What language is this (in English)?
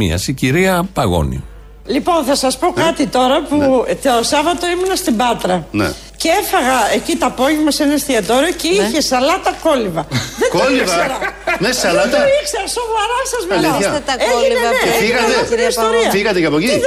Greek